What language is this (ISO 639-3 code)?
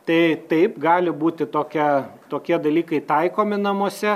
lit